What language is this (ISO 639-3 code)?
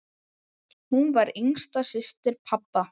isl